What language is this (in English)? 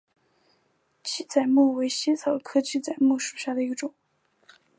Chinese